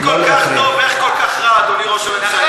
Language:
Hebrew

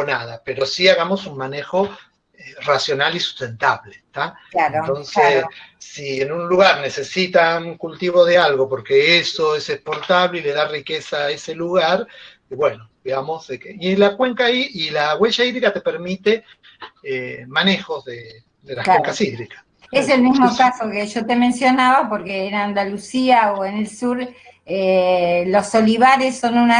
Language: Spanish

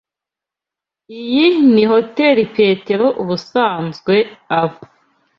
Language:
Kinyarwanda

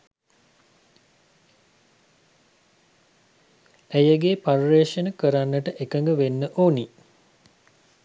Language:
Sinhala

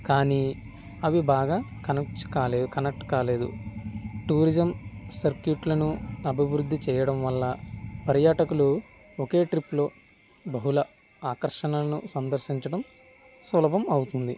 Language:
Telugu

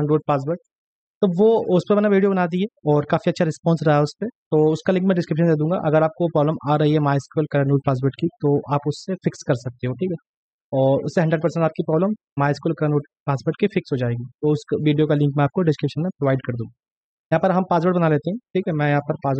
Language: Hindi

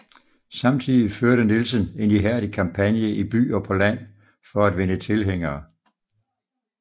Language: Danish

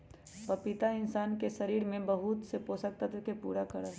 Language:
Magahi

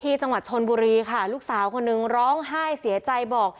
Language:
Thai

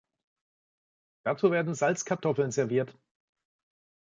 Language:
German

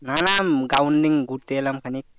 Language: Bangla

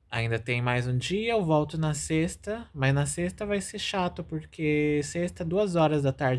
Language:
Portuguese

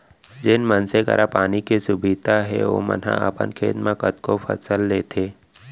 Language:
Chhattisgarhi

